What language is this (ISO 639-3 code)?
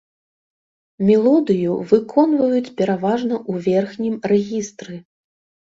bel